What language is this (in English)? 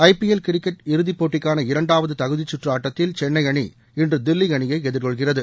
Tamil